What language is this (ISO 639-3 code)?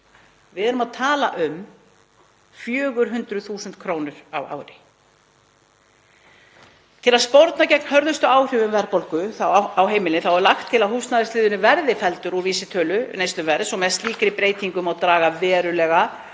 isl